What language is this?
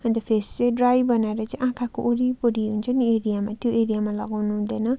Nepali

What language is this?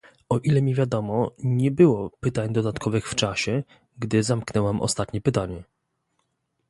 Polish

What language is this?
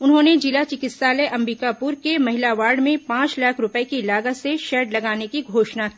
Hindi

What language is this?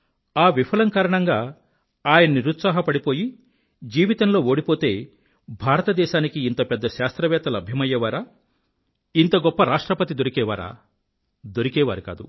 Telugu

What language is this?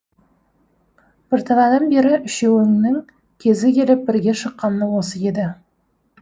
Kazakh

